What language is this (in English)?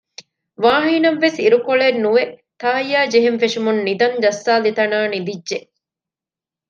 Divehi